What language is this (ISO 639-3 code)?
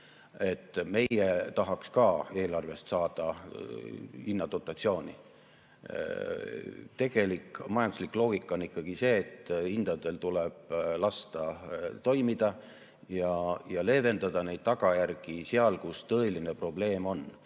est